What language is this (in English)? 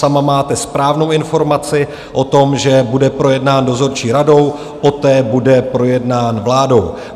Czech